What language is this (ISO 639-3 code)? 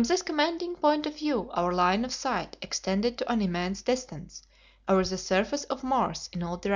eng